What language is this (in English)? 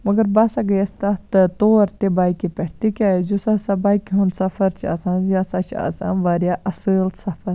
Kashmiri